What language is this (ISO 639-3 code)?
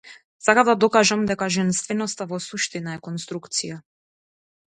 mkd